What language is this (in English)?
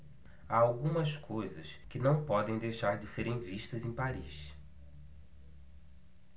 Portuguese